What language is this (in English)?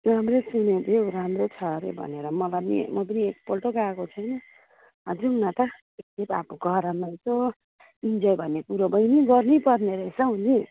Nepali